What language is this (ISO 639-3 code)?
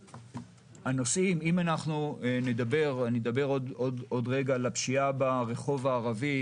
heb